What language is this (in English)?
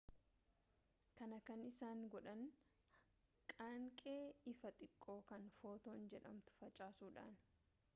Oromo